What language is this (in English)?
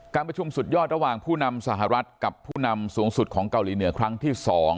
Thai